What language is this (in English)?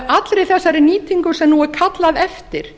Icelandic